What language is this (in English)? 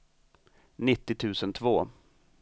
Swedish